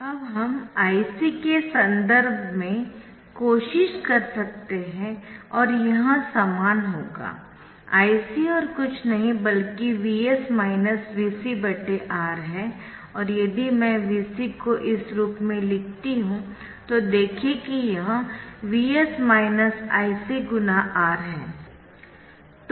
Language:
Hindi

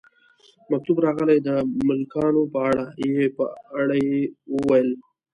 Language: Pashto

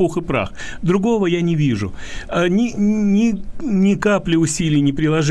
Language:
Russian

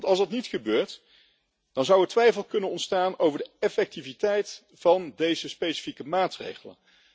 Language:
Dutch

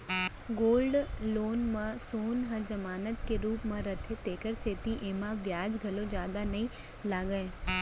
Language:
Chhattisgarhi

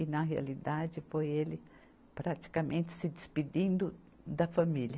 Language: Portuguese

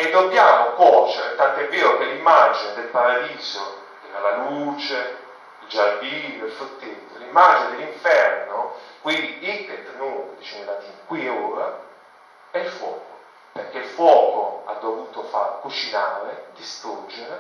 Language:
Italian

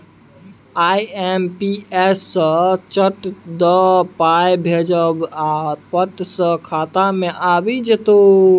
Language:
Maithili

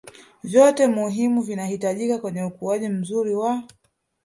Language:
Swahili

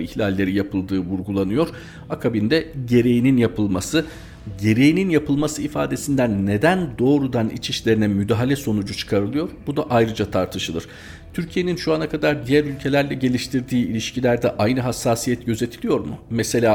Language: Turkish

